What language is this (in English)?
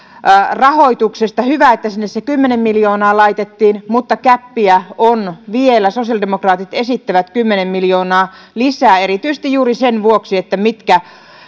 Finnish